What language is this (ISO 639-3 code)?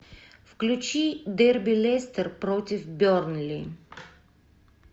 rus